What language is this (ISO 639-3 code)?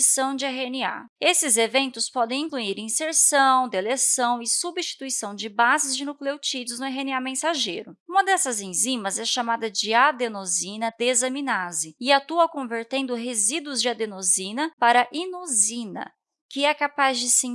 por